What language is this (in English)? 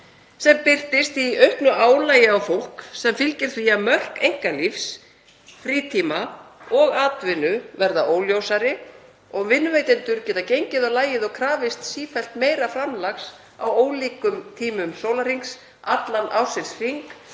Icelandic